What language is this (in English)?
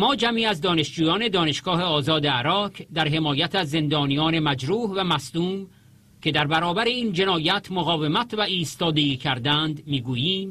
Persian